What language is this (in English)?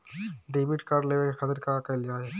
Bhojpuri